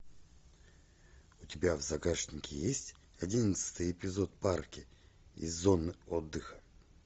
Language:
Russian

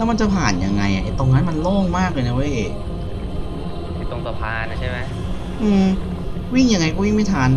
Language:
Thai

